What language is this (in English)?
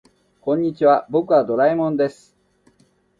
Japanese